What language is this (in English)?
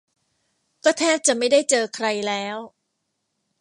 Thai